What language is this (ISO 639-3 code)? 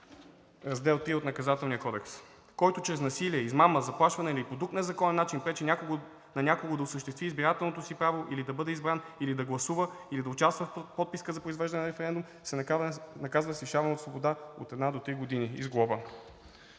bul